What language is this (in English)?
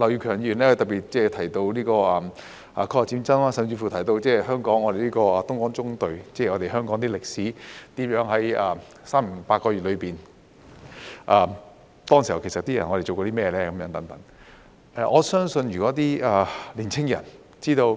Cantonese